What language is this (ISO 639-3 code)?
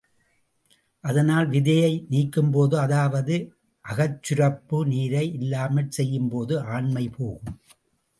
tam